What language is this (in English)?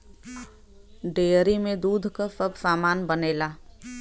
Bhojpuri